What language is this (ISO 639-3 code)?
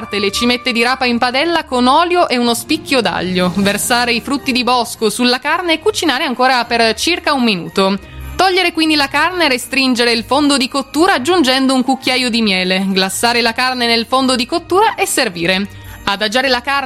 ita